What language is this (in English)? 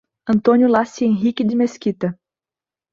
Portuguese